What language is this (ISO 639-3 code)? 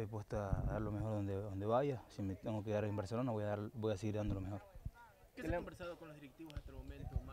spa